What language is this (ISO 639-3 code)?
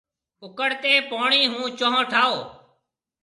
mve